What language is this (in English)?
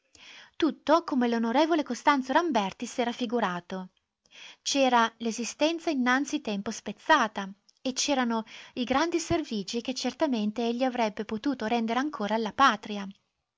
Italian